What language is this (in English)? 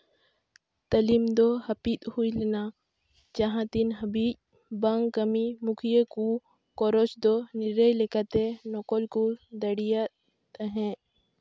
Santali